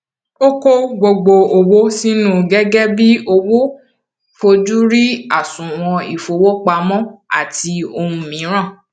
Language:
Yoruba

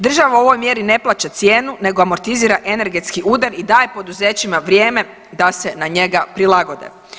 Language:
Croatian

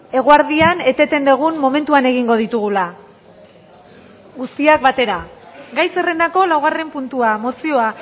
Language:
Basque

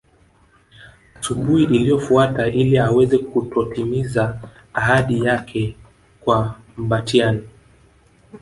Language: Swahili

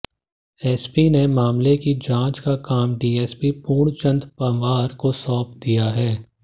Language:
Hindi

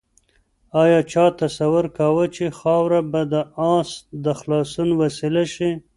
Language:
Pashto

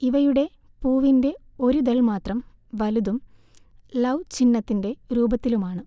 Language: Malayalam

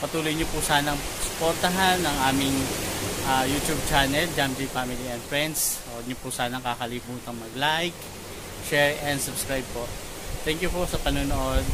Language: Filipino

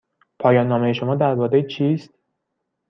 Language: Persian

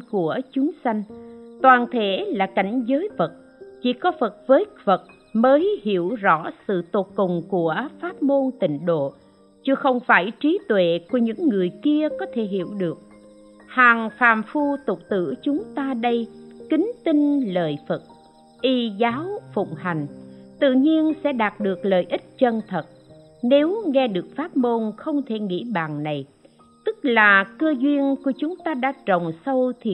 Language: Vietnamese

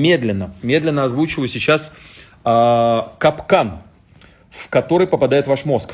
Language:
Russian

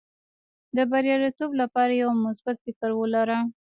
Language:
Pashto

